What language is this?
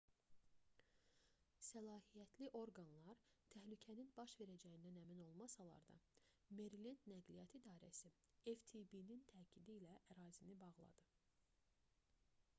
Azerbaijani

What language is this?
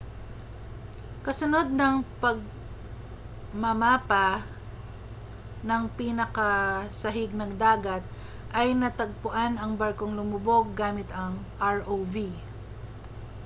Filipino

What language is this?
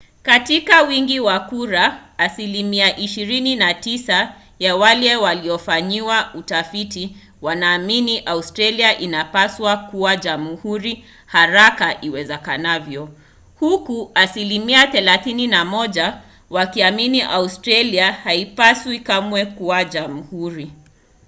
Swahili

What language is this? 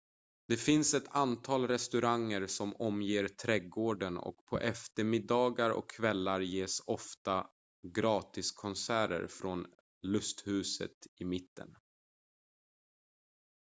Swedish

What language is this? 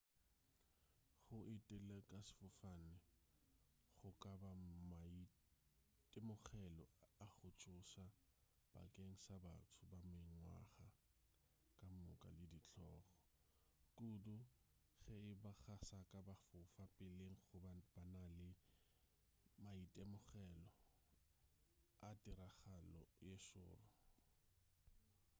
Northern Sotho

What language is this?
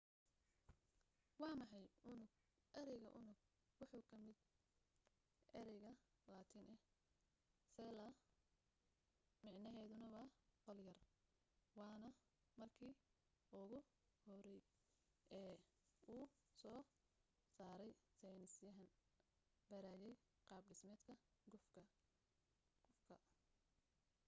Somali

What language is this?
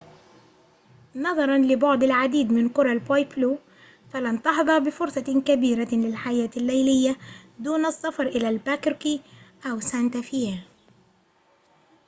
Arabic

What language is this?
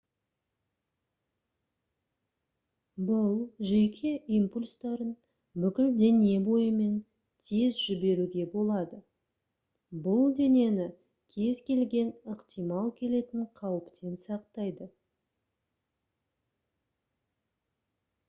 Kazakh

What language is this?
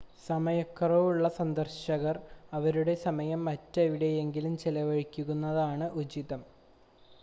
Malayalam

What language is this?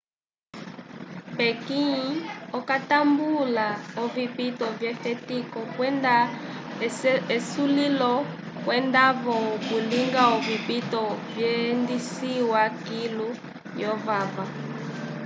Umbundu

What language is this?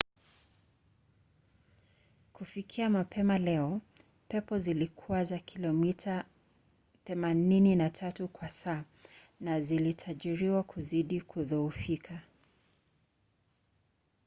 Swahili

